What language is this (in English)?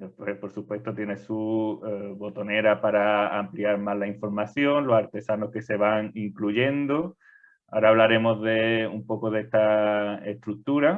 Spanish